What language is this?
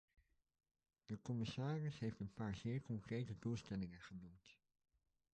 Dutch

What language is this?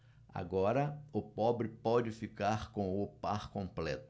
Portuguese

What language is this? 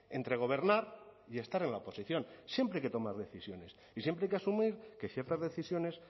Spanish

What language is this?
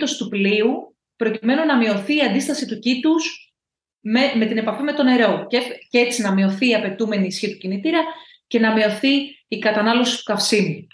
Greek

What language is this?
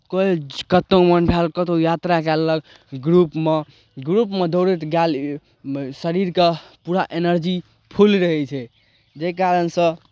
Maithili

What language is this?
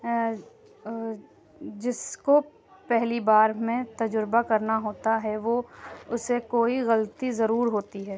Urdu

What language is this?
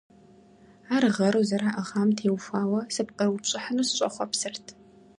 Kabardian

